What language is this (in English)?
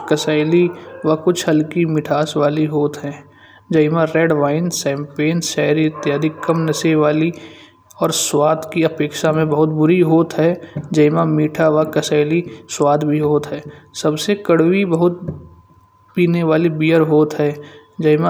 Kanauji